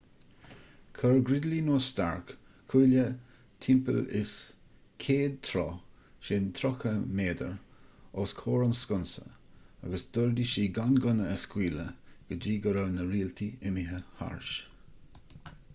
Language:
Irish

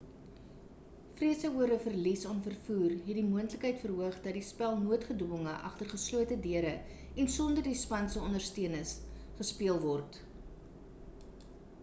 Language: Afrikaans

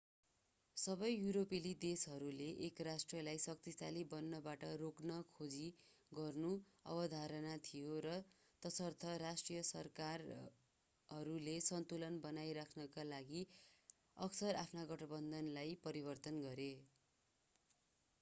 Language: Nepali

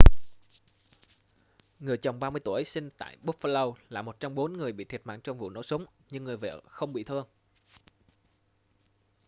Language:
Vietnamese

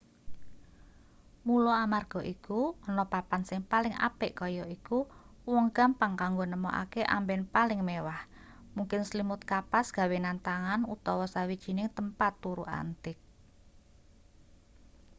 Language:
Javanese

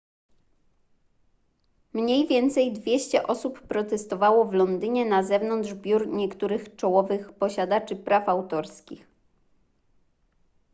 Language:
Polish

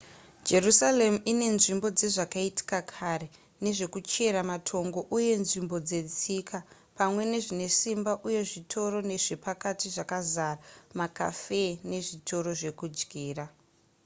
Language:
Shona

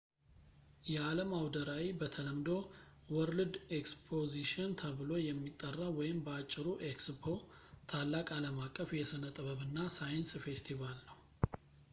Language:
Amharic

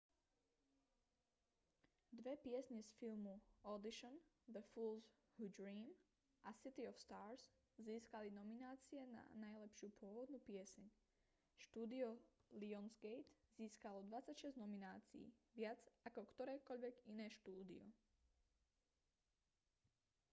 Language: Slovak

